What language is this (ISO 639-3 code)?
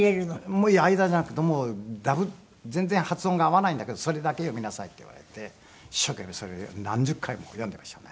jpn